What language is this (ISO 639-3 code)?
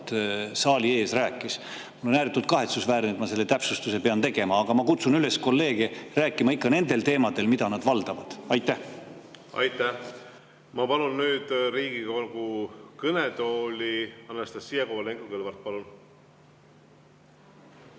est